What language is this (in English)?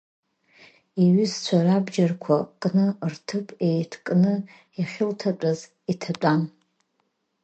Abkhazian